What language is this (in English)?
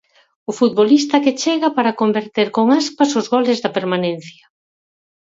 Galician